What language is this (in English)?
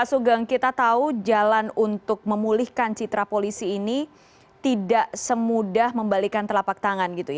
Indonesian